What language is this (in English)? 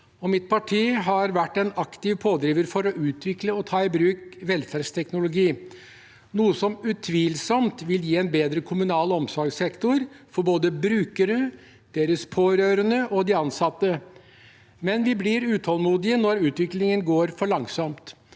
Norwegian